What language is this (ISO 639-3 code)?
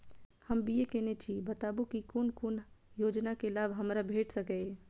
mai